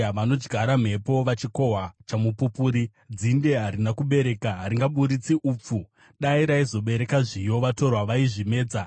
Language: Shona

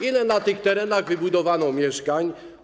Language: Polish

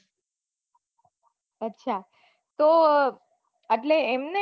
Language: Gujarati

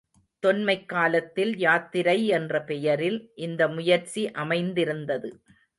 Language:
Tamil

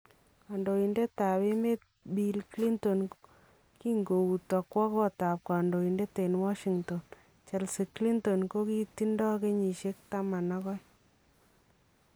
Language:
Kalenjin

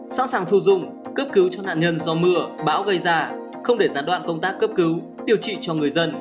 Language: Vietnamese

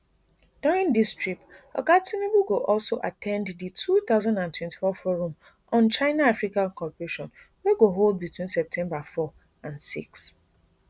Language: Nigerian Pidgin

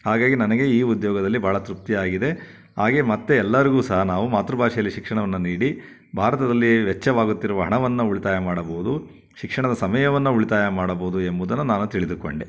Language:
Kannada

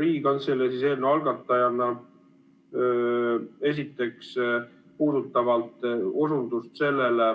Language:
Estonian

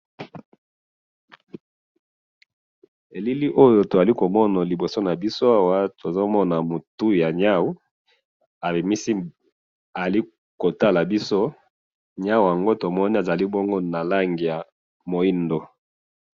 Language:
Lingala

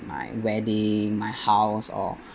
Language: English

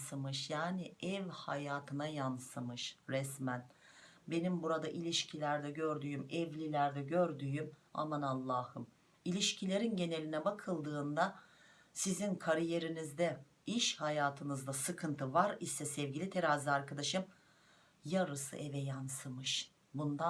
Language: Turkish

